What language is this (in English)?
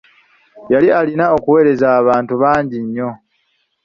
Ganda